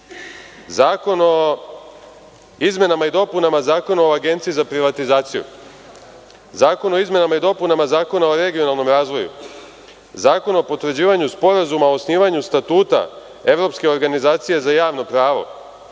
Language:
Serbian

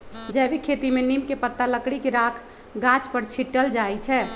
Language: Magahi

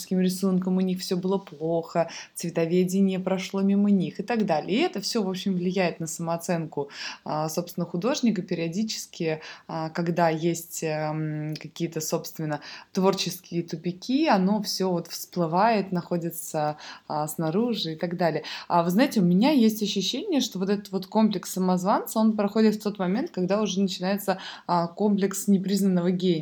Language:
Russian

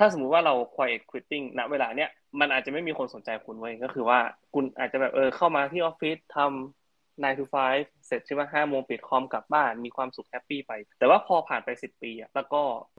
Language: Thai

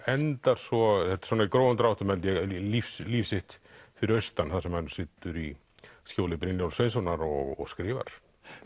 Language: Icelandic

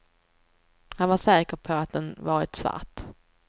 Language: Swedish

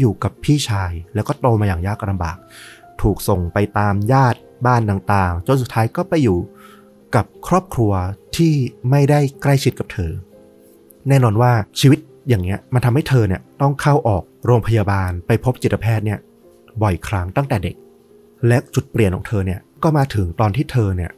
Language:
Thai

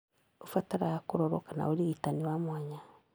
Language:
Kikuyu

